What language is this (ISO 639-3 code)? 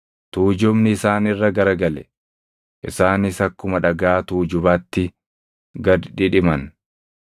orm